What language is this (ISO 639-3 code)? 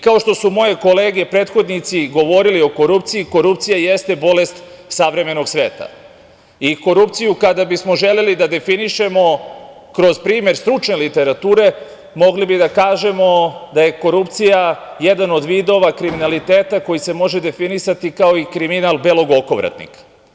srp